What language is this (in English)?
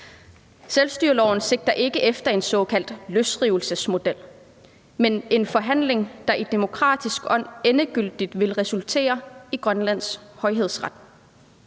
Danish